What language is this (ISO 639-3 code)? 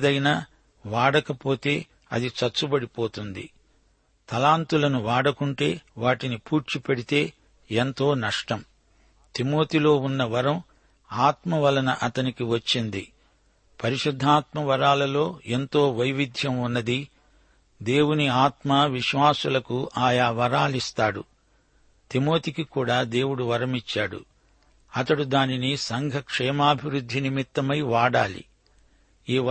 tel